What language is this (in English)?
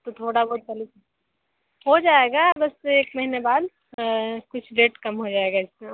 Hindi